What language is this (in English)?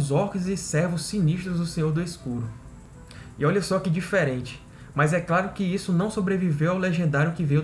Portuguese